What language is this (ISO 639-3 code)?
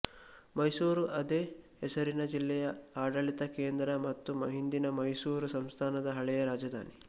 kan